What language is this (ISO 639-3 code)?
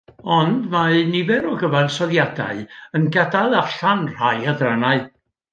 cym